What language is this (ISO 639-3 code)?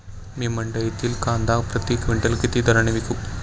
mar